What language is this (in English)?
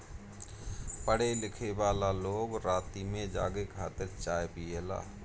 Bhojpuri